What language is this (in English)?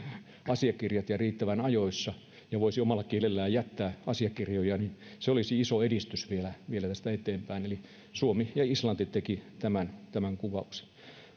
Finnish